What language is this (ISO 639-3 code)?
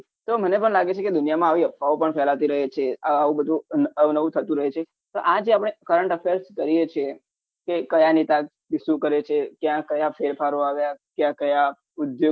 guj